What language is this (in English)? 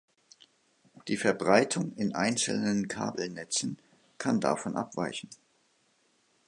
German